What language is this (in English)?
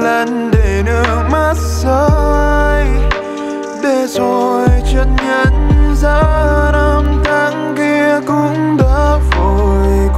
Vietnamese